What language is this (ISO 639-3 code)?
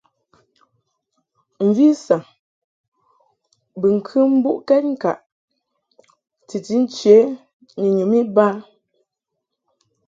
mhk